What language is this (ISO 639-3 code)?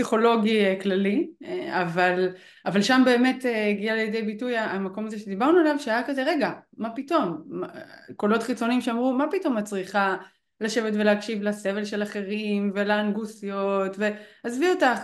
heb